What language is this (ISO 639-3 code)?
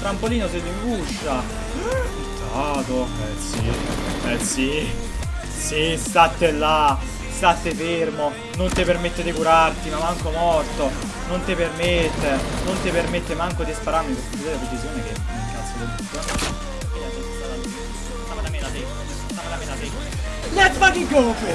ita